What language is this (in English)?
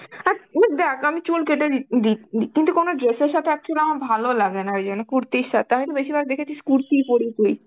Bangla